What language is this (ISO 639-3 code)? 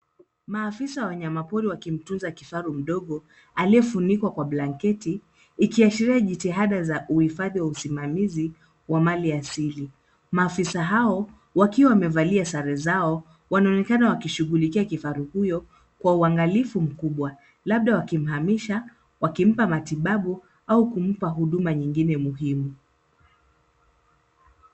swa